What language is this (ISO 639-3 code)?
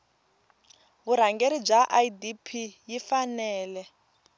tso